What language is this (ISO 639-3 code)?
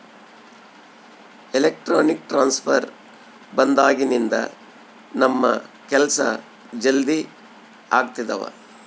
kan